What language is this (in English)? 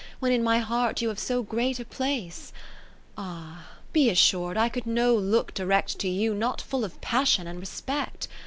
English